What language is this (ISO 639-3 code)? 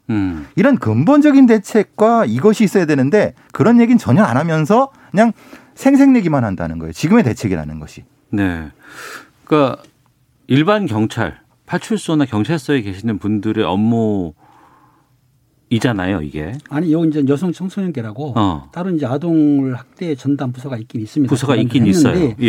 kor